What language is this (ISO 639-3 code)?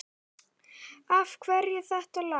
isl